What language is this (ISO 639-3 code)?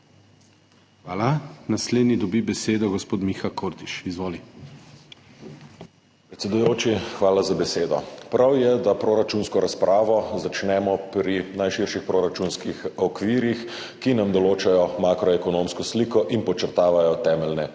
slv